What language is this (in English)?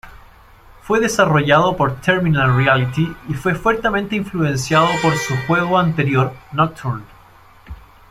Spanish